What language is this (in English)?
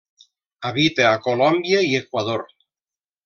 Catalan